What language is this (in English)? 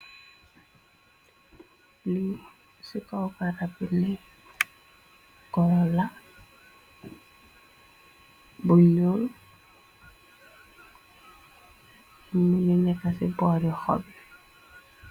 Wolof